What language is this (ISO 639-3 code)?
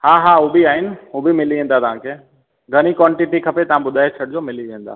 snd